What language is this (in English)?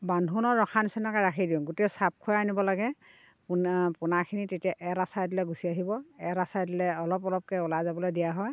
Assamese